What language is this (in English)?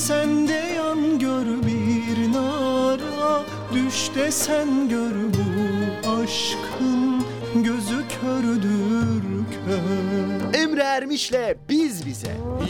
Turkish